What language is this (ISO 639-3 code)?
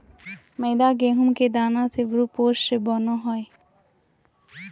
mag